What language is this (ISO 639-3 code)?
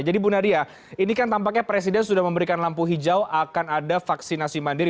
ind